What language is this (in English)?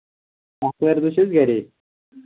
Kashmiri